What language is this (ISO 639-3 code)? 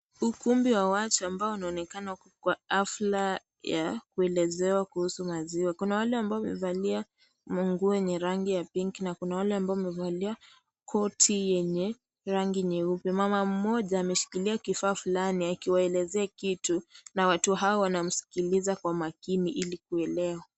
swa